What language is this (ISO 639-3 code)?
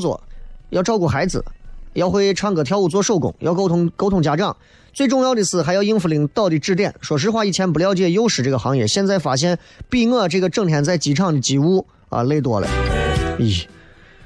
zho